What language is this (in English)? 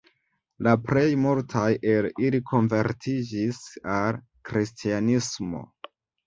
Esperanto